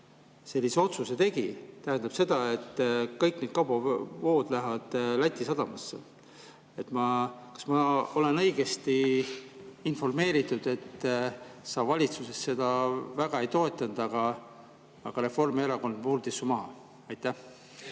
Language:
Estonian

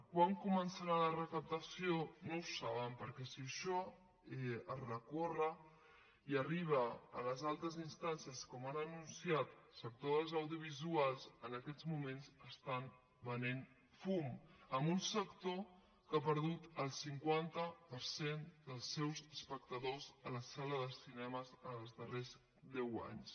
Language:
Catalan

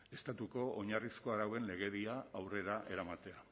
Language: Basque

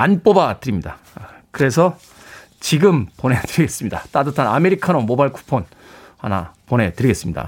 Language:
Korean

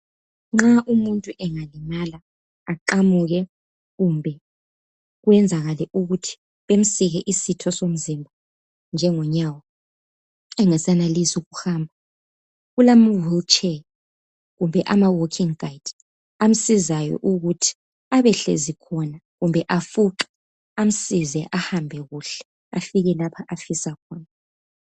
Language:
North Ndebele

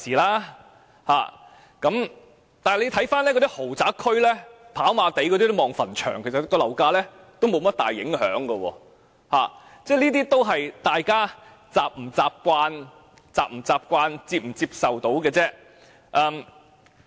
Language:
Cantonese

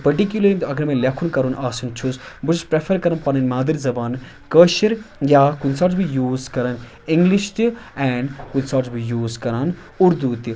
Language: Kashmiri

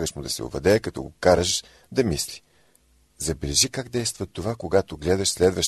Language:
Bulgarian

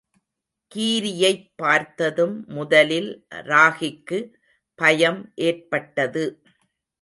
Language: Tamil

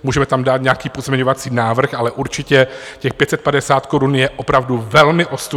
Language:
Czech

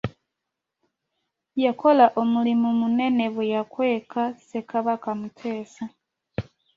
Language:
Ganda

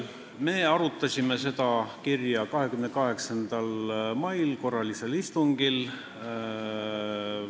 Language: Estonian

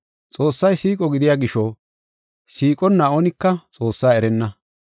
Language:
Gofa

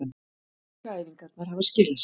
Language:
Icelandic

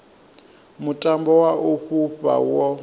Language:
Venda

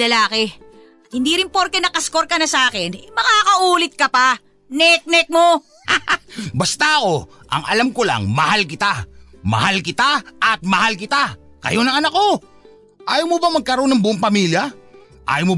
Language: Filipino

